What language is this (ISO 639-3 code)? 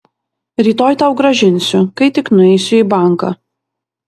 lit